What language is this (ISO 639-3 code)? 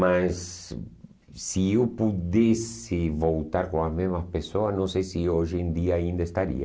por